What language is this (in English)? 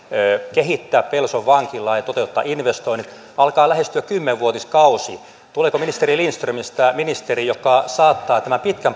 Finnish